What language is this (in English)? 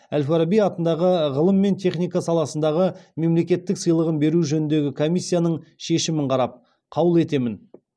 Kazakh